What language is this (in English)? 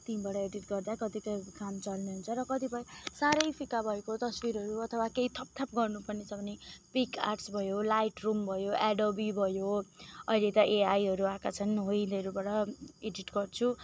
Nepali